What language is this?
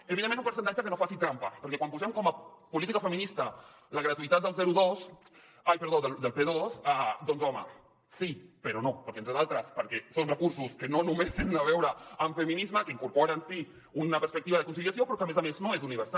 Catalan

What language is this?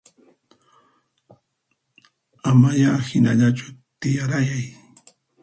Puno Quechua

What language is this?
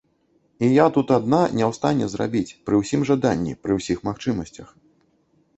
Belarusian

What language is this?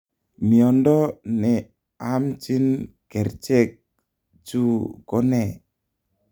Kalenjin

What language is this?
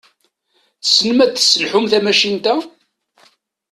Kabyle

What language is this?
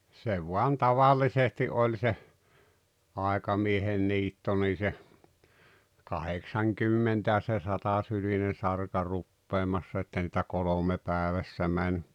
Finnish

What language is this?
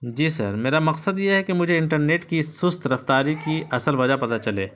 Urdu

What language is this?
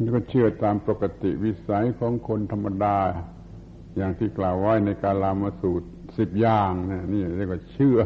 Thai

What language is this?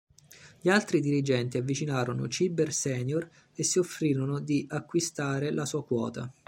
Italian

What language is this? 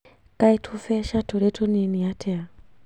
Kikuyu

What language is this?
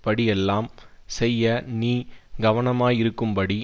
Tamil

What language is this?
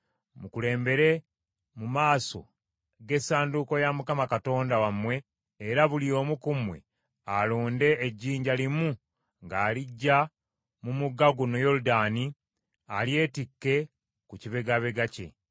Ganda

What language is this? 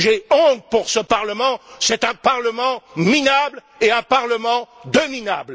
French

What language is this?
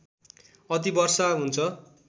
Nepali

